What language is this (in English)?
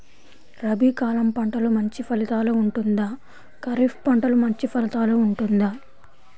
Telugu